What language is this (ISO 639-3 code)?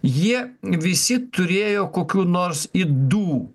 lit